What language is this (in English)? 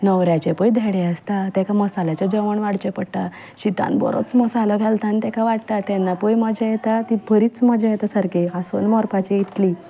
Konkani